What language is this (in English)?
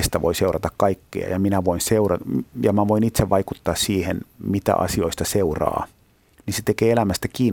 Finnish